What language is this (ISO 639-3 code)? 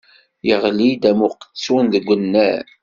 kab